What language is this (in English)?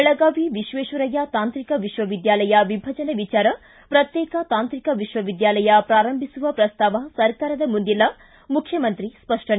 Kannada